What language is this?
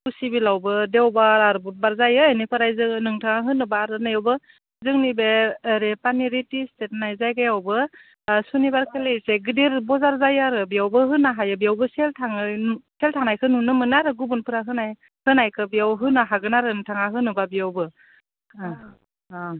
Bodo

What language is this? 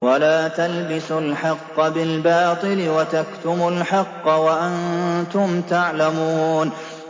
Arabic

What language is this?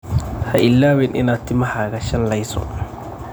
Somali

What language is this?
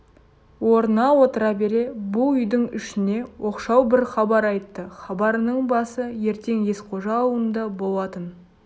Kazakh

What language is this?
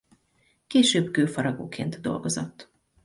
Hungarian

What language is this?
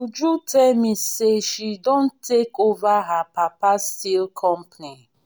Nigerian Pidgin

